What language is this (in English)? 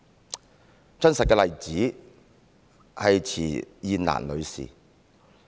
Cantonese